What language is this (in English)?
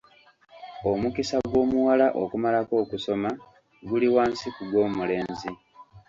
Ganda